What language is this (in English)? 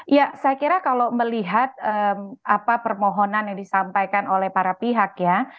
Indonesian